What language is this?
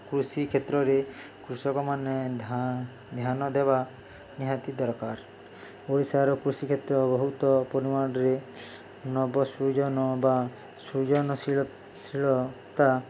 Odia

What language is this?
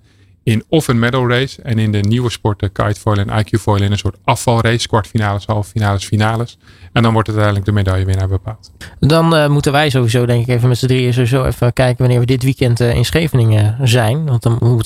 Dutch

